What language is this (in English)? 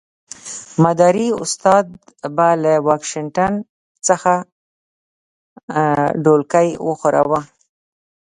Pashto